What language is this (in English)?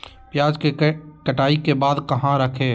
Magahi